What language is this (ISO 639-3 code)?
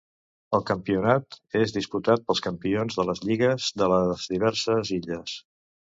cat